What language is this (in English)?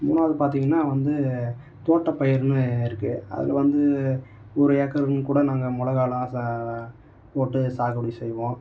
Tamil